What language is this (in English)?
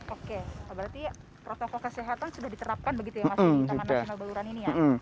Indonesian